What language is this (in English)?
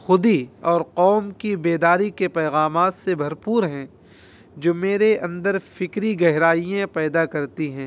Urdu